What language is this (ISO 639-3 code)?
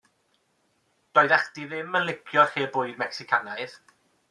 cym